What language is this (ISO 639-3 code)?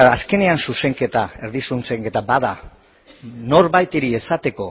eus